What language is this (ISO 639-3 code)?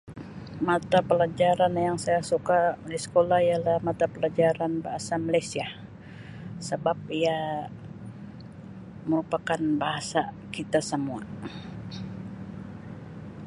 msi